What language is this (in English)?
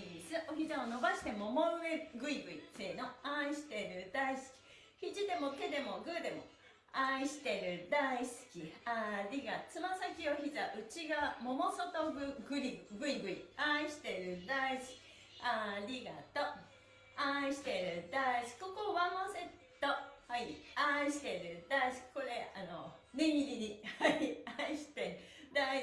Japanese